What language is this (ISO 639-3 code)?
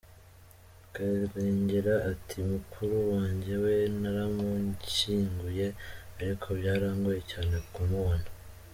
kin